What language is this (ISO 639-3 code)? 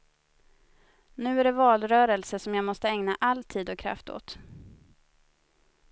swe